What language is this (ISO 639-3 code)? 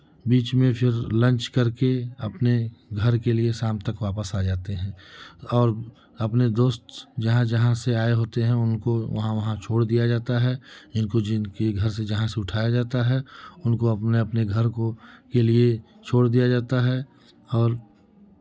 hin